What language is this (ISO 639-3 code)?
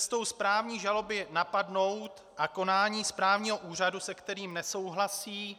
ces